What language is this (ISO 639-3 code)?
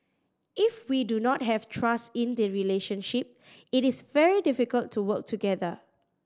eng